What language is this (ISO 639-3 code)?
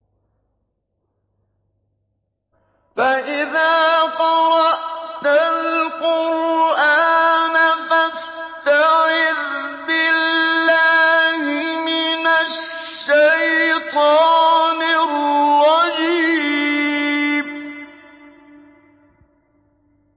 ara